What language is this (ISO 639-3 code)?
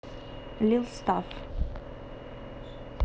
rus